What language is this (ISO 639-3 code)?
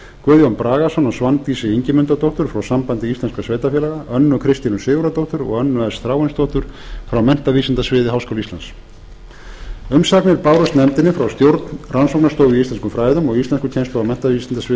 isl